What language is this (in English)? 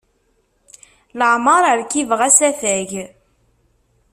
Kabyle